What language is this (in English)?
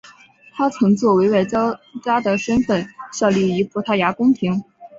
Chinese